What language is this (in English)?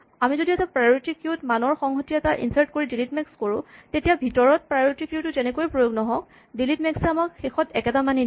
Assamese